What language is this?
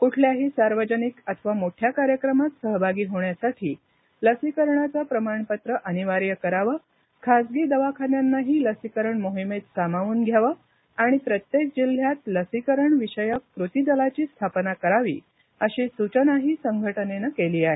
Marathi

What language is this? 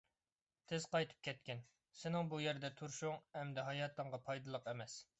Uyghur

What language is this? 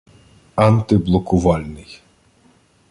Ukrainian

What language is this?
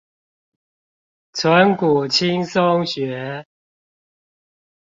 Chinese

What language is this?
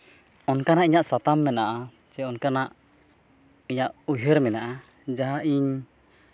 Santali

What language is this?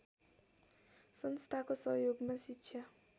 Nepali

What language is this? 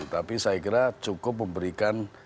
Indonesian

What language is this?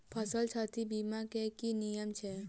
Maithili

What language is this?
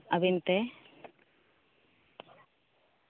Santali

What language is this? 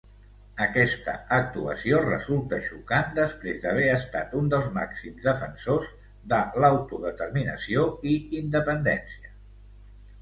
Catalan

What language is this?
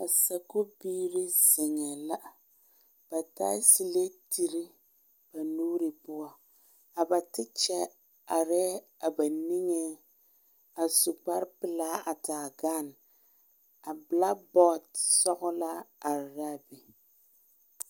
Southern Dagaare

